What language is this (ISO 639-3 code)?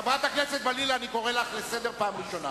heb